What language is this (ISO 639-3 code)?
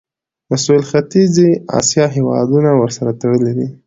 pus